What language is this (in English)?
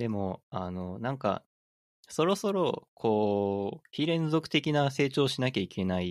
Japanese